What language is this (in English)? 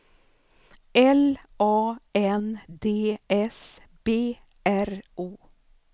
Swedish